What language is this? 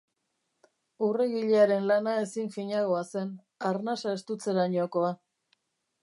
Basque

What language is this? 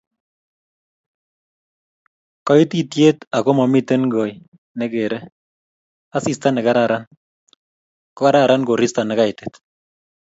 Kalenjin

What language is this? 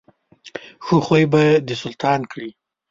Pashto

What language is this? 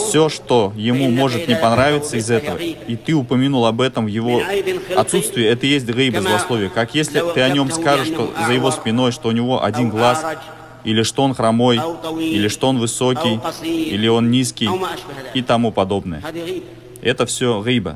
Russian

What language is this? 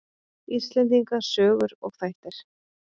Icelandic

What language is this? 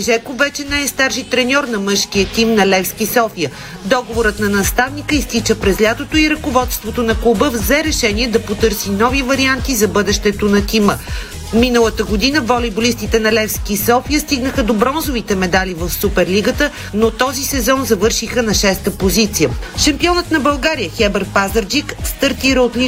Bulgarian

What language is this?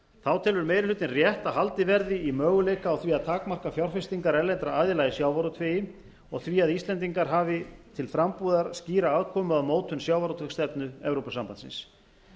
Icelandic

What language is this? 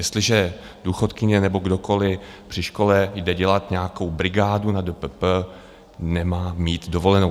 Czech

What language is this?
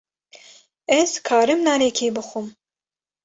Kurdish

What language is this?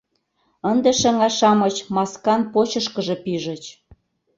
Mari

